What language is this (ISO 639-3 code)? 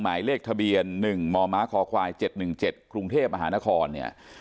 tha